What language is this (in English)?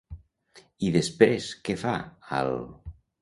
Catalan